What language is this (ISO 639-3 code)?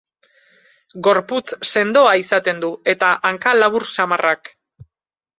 eus